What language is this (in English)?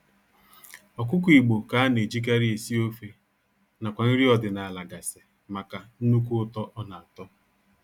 Igbo